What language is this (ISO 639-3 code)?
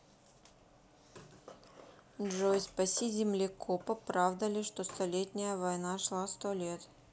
rus